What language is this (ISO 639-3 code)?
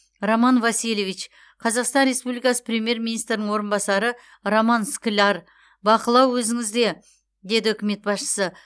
kaz